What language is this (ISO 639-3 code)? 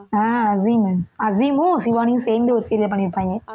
tam